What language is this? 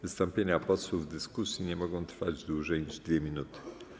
Polish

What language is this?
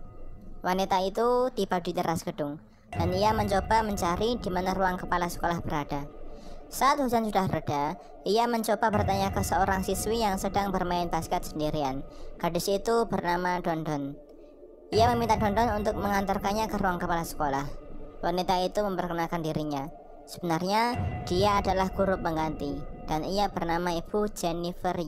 Indonesian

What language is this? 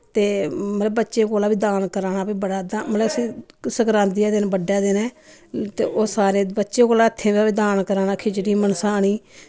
Dogri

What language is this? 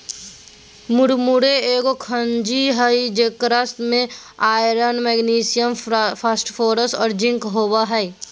Magahi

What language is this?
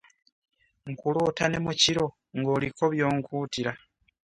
Ganda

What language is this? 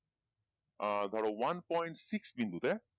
Bangla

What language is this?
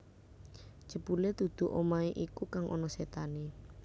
Javanese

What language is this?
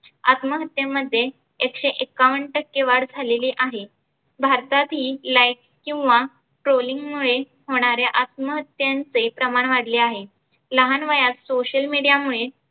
Marathi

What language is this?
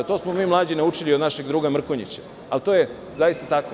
Serbian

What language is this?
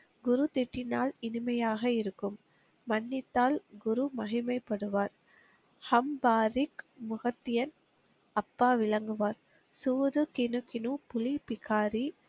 Tamil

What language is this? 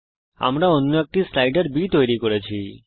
Bangla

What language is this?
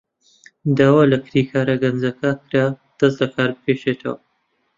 Central Kurdish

